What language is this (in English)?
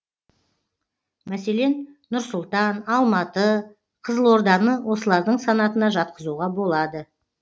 Kazakh